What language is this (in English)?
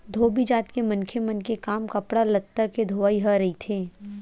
Chhattisgarhi